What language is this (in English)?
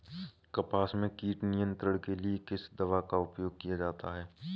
Hindi